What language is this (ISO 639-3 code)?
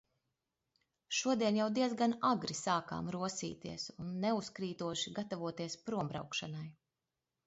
lav